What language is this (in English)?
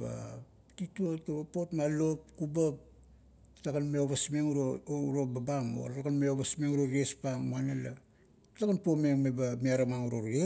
Kuot